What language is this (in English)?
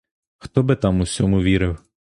Ukrainian